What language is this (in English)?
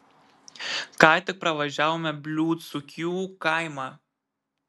Lithuanian